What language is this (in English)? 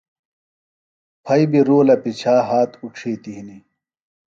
Phalura